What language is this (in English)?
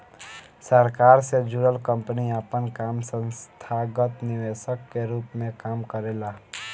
Bhojpuri